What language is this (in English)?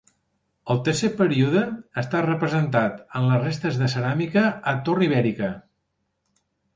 Catalan